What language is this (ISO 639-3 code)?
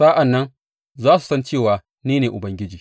hau